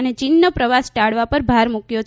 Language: Gujarati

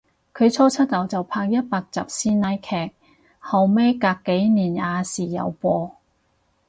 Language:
Cantonese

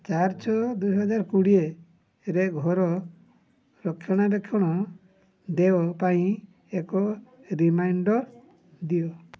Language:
Odia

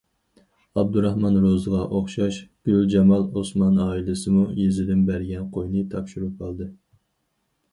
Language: Uyghur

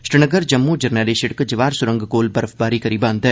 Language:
Dogri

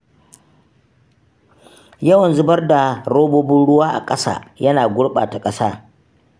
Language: Hausa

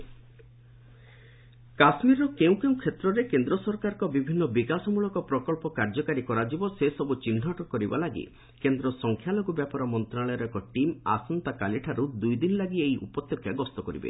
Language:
Odia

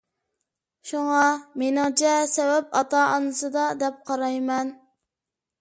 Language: Uyghur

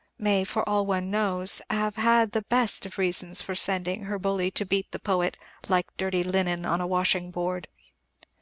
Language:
English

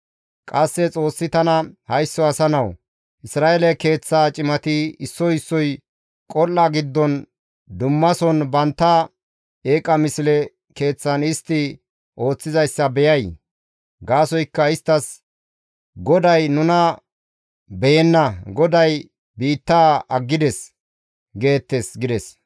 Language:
Gamo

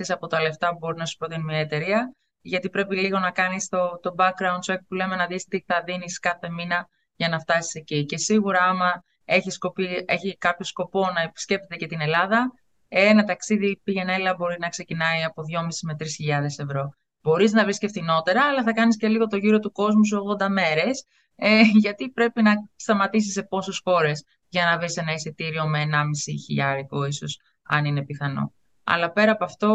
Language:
Greek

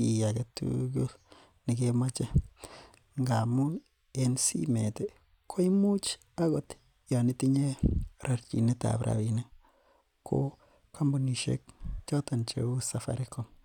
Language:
Kalenjin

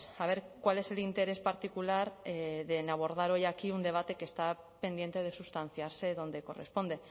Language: Spanish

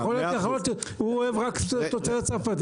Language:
Hebrew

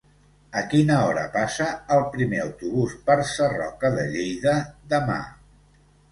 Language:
Catalan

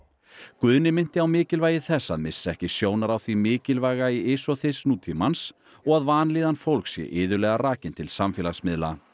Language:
Icelandic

